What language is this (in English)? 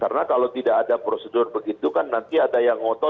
Indonesian